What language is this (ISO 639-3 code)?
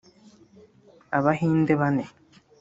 kin